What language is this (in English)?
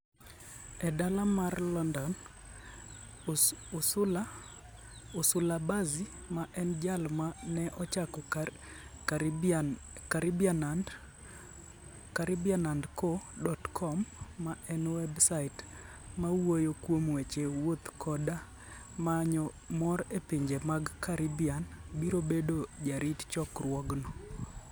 Luo (Kenya and Tanzania)